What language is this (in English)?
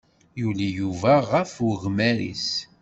Kabyle